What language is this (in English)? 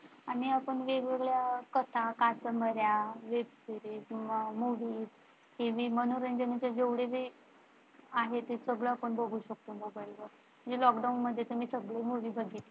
Marathi